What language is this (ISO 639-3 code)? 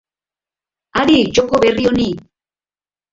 eus